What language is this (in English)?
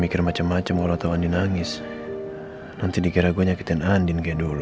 Indonesian